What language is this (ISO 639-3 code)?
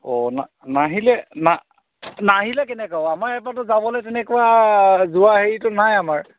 asm